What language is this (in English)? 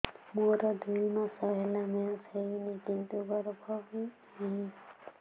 Odia